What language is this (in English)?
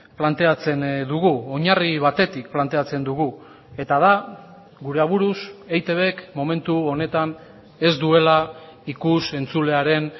Basque